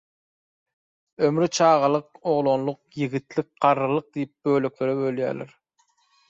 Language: Turkmen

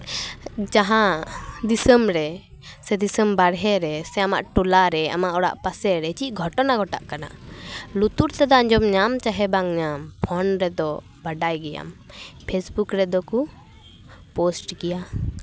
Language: Santali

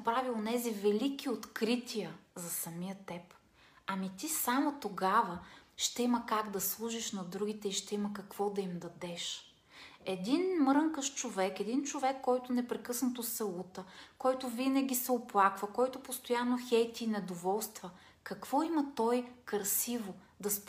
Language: Bulgarian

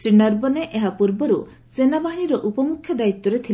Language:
Odia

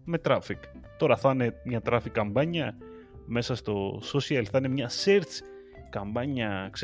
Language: Greek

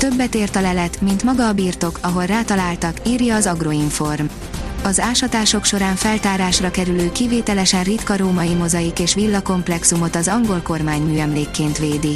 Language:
Hungarian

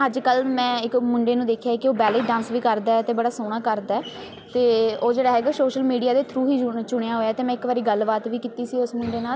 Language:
Punjabi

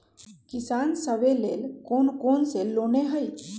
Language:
Magahi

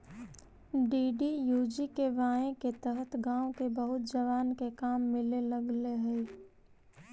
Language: Magahi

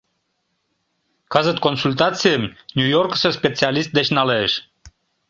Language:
Mari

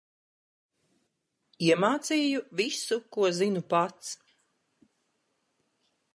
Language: Latvian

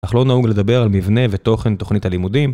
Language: Hebrew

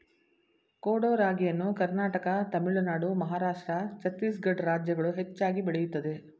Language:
Kannada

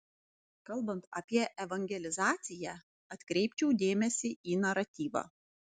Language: Lithuanian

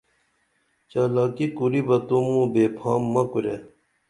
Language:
Dameli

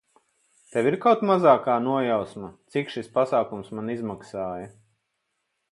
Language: Latvian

